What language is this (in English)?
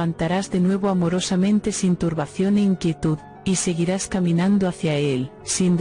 Spanish